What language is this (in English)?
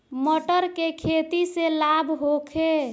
Bhojpuri